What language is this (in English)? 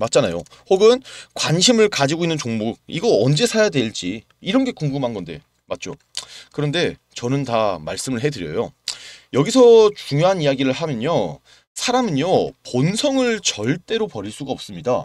Korean